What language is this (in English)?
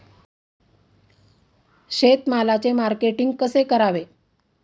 Marathi